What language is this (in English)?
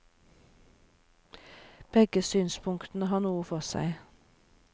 Norwegian